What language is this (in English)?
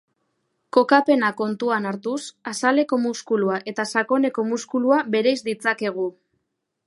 Basque